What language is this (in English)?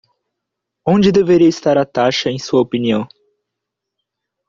Portuguese